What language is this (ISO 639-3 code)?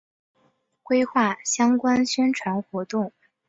zho